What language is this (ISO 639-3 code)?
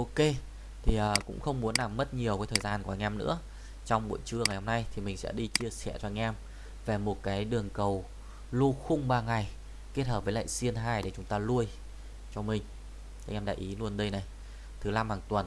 vie